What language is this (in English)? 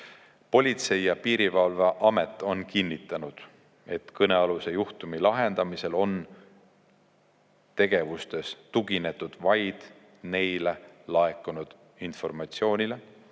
Estonian